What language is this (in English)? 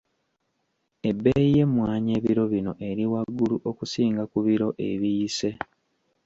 Ganda